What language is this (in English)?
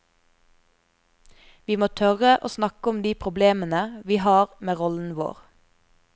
Norwegian